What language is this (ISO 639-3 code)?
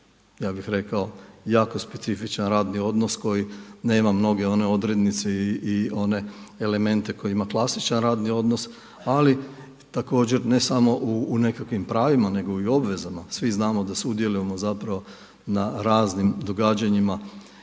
hrv